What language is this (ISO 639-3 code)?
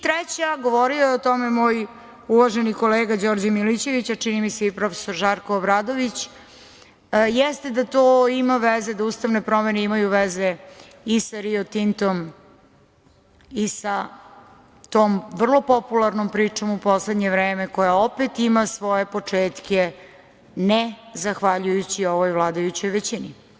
srp